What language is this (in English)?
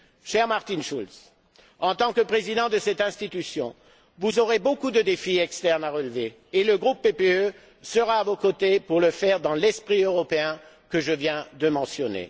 French